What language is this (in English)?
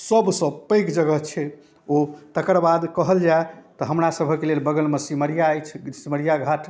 Maithili